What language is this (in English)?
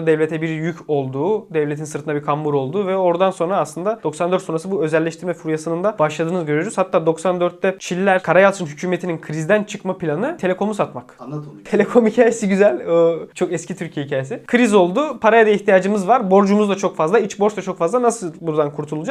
Turkish